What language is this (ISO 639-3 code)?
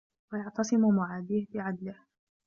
ara